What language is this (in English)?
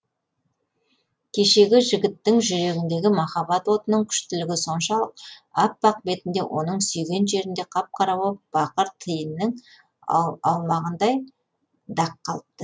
Kazakh